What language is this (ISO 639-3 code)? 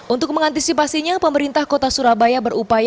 ind